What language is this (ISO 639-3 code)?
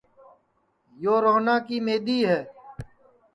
ssi